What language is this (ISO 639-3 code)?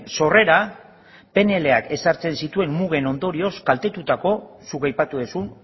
eus